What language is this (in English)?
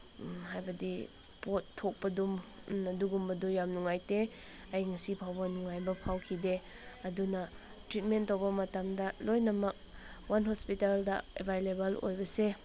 Manipuri